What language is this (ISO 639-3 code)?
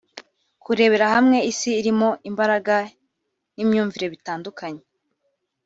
kin